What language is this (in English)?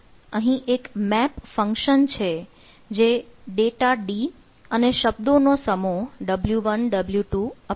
Gujarati